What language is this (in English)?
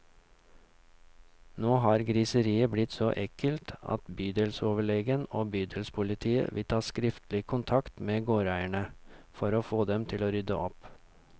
Norwegian